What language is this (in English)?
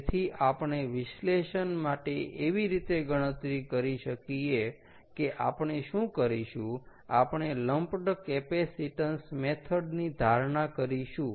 Gujarati